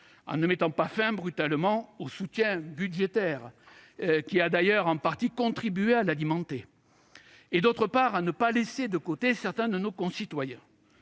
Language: French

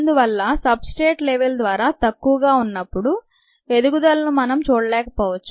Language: Telugu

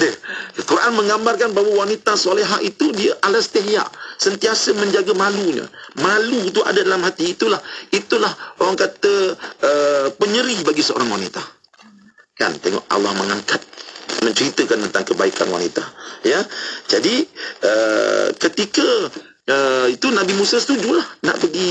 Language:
Malay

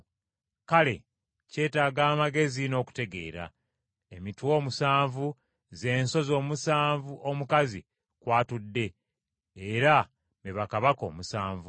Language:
Ganda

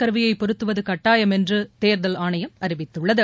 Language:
Tamil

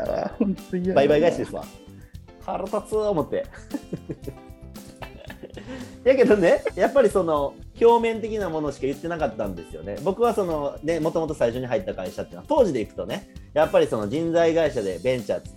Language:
Japanese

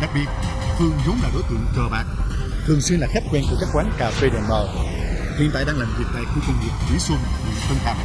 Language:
Vietnamese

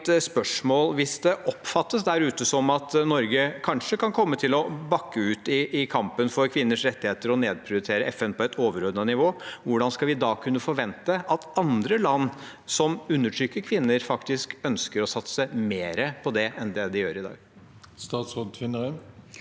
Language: Norwegian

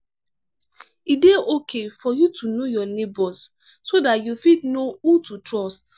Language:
Nigerian Pidgin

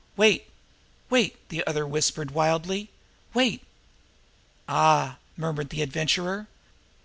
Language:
English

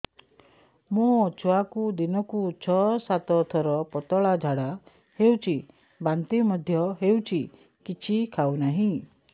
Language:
Odia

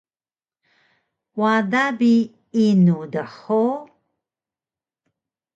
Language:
Taroko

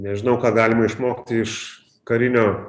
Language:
Lithuanian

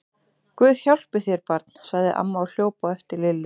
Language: Icelandic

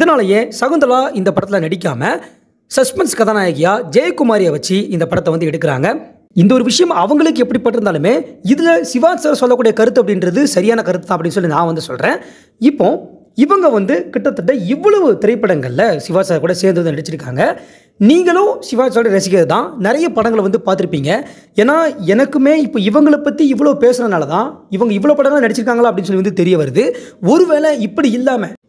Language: Tamil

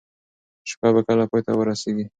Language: Pashto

